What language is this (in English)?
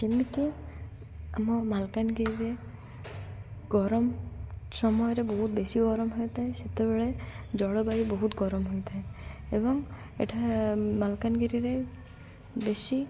Odia